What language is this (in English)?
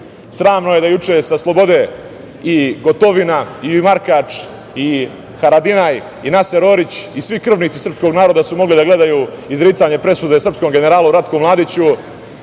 Serbian